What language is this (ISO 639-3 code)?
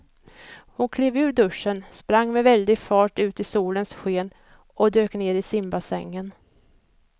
swe